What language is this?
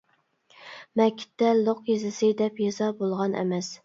Uyghur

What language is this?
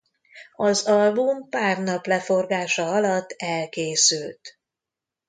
Hungarian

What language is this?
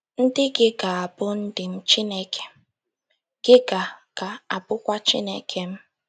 Igbo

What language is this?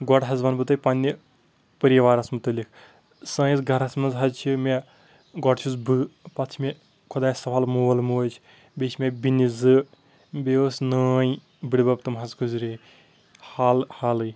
Kashmiri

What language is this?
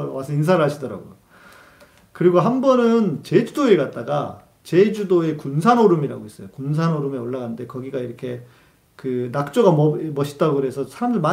Korean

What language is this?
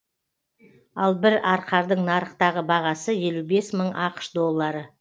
Kazakh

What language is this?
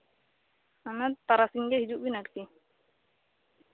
Santali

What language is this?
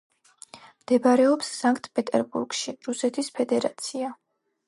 Georgian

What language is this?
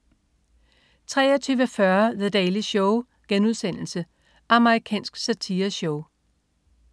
Danish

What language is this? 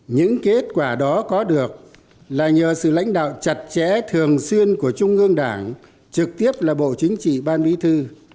Vietnamese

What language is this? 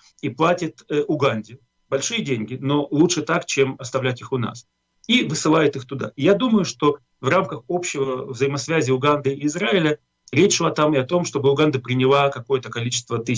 Russian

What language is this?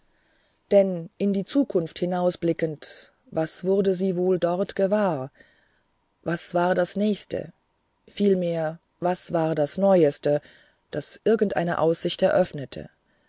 German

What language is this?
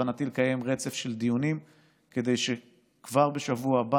Hebrew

